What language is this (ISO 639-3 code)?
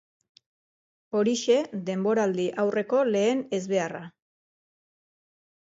eus